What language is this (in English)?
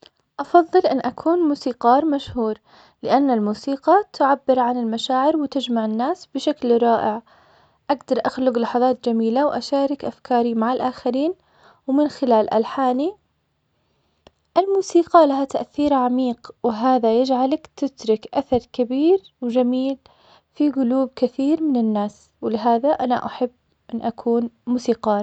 Omani Arabic